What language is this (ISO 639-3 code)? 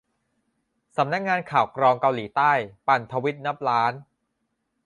tha